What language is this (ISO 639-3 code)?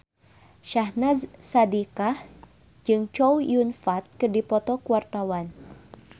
sun